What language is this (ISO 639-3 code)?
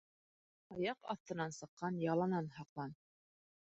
bak